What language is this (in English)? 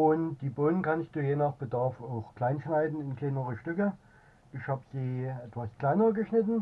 German